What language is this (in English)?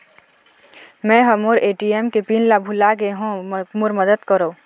Chhattisgarhi